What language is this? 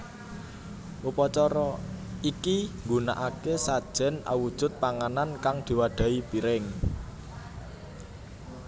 Javanese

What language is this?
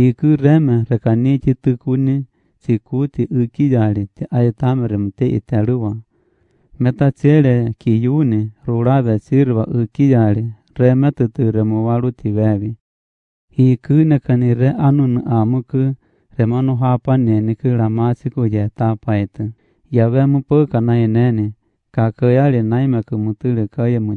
Romanian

